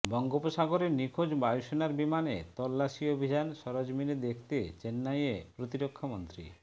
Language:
Bangla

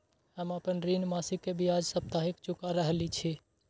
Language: Maithili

